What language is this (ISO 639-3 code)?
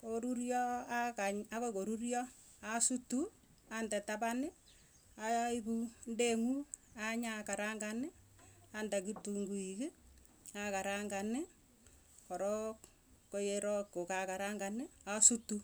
tuy